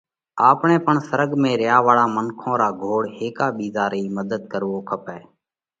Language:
Parkari Koli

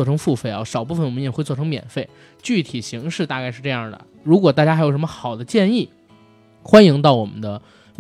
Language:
Chinese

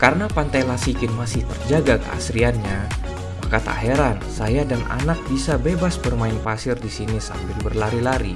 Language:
Indonesian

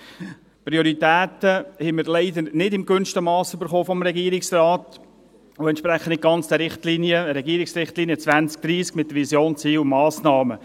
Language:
Swiss German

